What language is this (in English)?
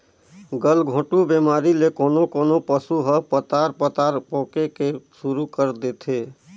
Chhattisgarhi